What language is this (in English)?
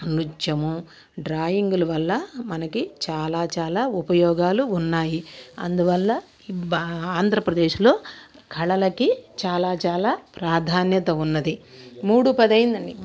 Telugu